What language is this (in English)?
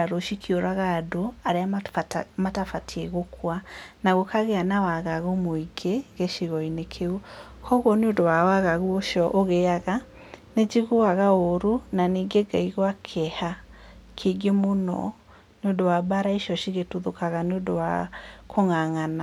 Kikuyu